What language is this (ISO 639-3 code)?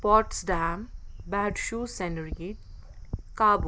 kas